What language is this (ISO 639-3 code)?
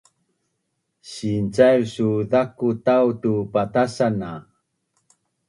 bnn